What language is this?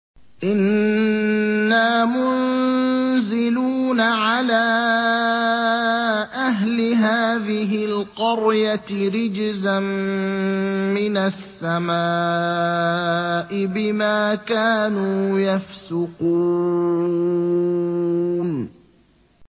Arabic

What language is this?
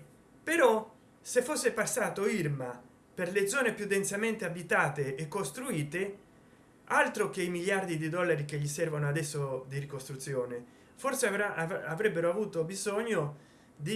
Italian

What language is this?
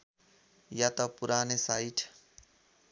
Nepali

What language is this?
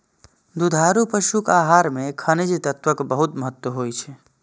Maithili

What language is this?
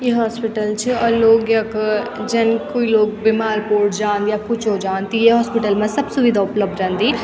Garhwali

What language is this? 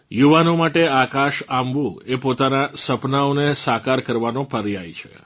Gujarati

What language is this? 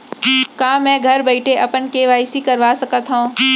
Chhattisgarhi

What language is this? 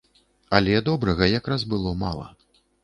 Belarusian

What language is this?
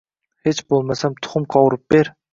Uzbek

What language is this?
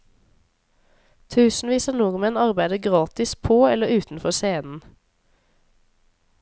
Norwegian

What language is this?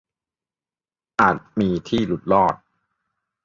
Thai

